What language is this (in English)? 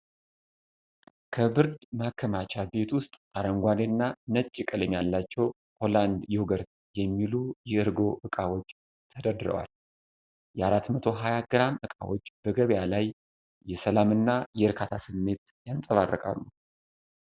Amharic